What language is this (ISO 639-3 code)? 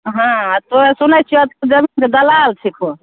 mai